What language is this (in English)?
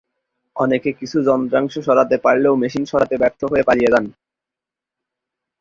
Bangla